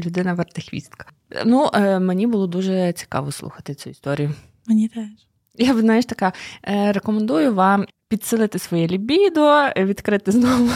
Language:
Ukrainian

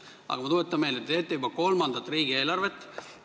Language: Estonian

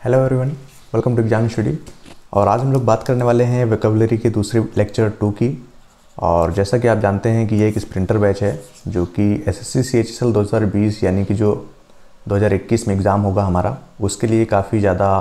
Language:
Hindi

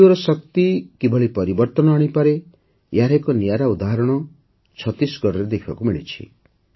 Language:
Odia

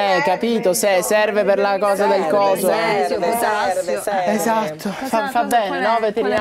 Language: Italian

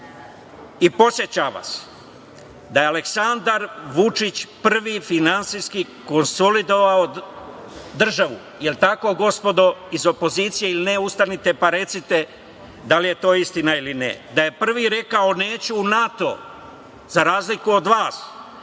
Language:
Serbian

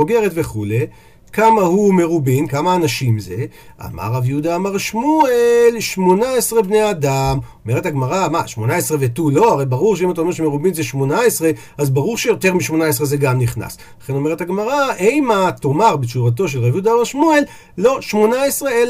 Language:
Hebrew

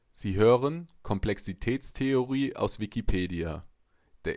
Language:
German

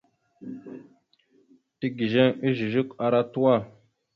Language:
Mada (Cameroon)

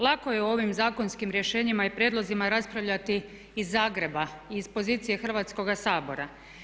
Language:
Croatian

